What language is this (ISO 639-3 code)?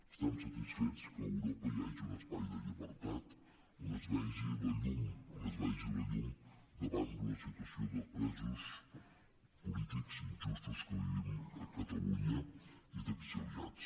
cat